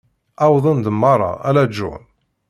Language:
Kabyle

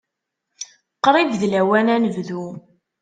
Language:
Kabyle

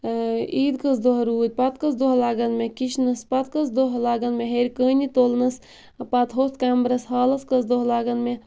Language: Kashmiri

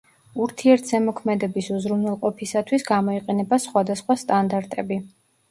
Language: Georgian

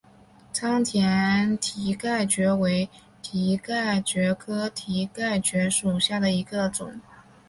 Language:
Chinese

